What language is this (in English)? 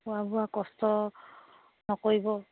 Assamese